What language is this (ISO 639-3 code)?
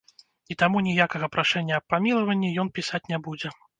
bel